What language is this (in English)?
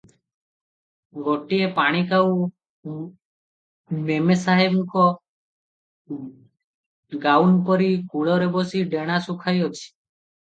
Odia